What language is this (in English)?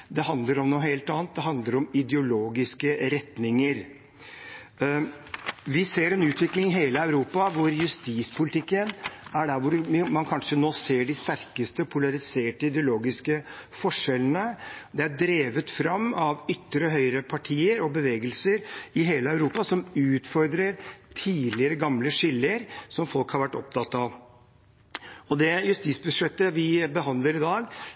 Norwegian Bokmål